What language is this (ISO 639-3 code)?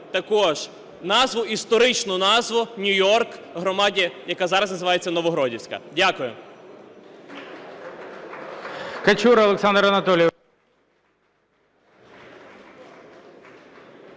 ukr